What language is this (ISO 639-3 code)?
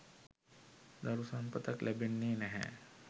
sin